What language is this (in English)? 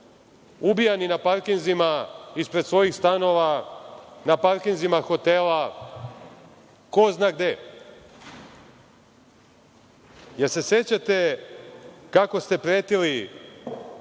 Serbian